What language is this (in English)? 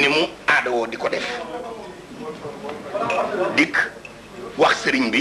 Indonesian